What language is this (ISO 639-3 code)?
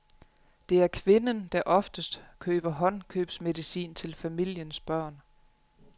dan